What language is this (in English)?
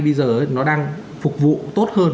Vietnamese